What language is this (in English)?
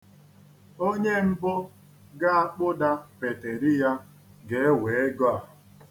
Igbo